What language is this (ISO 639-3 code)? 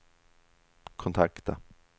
swe